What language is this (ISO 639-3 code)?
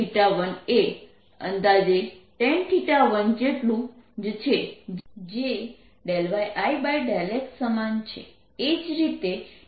guj